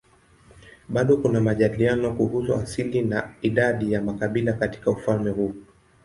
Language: Swahili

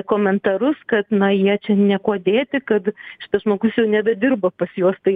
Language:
Lithuanian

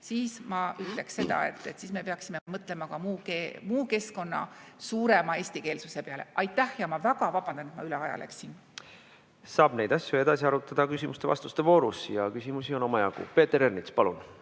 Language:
Estonian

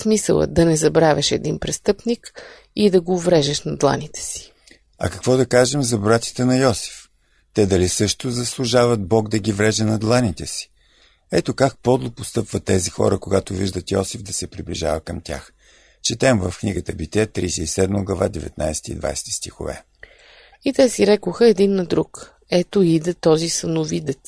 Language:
Bulgarian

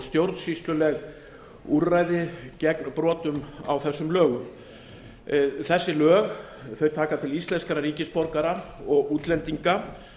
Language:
Icelandic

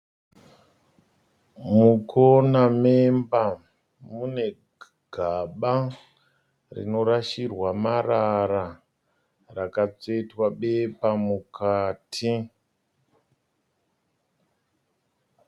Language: Shona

